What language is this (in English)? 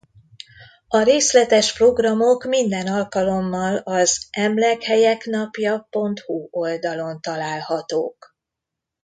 Hungarian